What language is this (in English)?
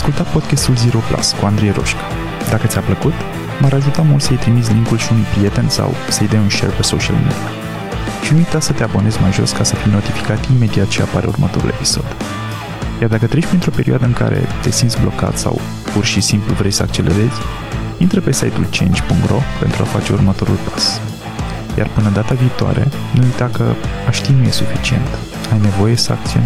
Romanian